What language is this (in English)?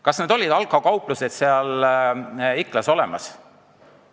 Estonian